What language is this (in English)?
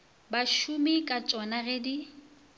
Northern Sotho